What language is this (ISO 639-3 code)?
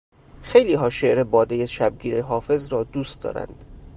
fas